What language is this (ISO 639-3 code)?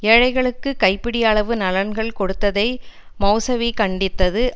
tam